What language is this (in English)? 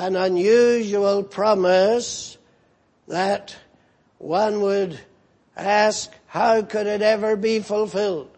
English